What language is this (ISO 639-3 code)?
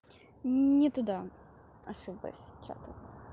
rus